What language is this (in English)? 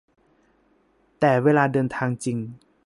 Thai